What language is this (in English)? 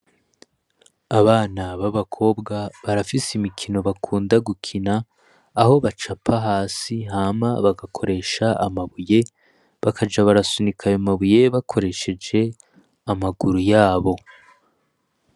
Rundi